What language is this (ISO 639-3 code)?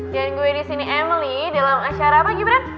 ind